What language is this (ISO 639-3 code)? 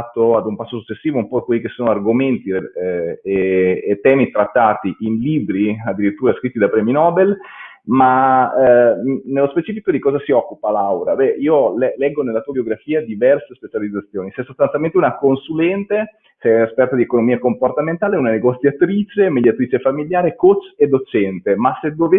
ita